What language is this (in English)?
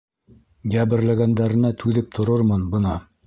Bashkir